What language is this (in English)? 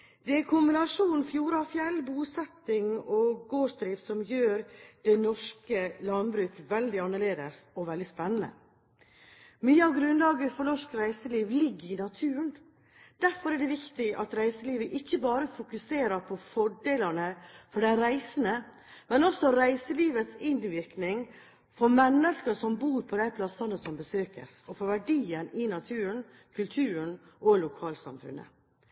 Norwegian Bokmål